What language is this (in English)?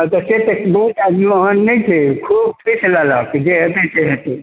Maithili